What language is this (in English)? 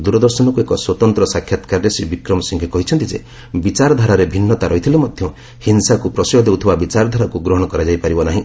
Odia